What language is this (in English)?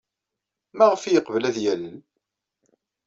Kabyle